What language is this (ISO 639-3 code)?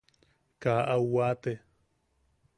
yaq